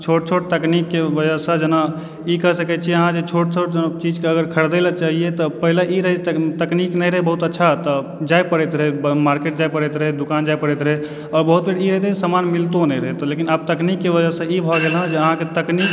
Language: Maithili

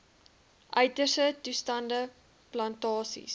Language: Afrikaans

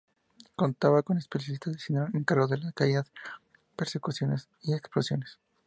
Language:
Spanish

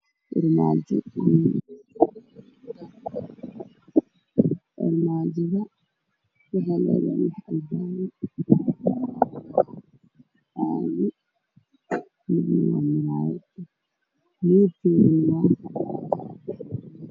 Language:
Somali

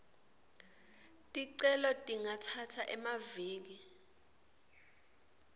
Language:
Swati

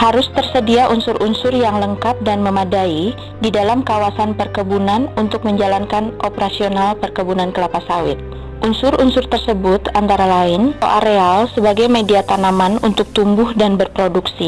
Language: Indonesian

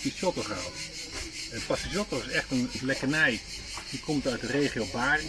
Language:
Dutch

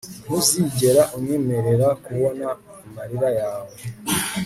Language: Kinyarwanda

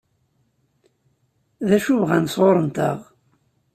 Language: Kabyle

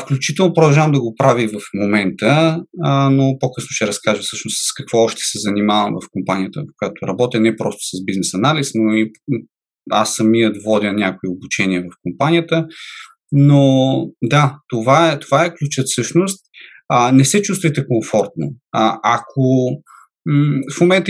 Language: Bulgarian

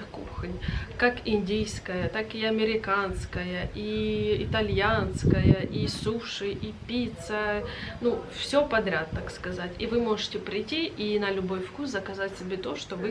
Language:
Russian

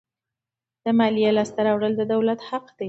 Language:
Pashto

